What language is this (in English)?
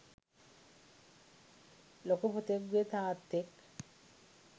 Sinhala